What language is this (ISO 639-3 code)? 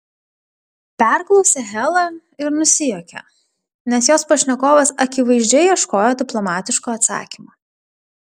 lit